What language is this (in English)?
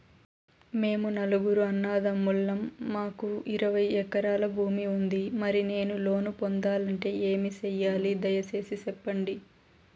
Telugu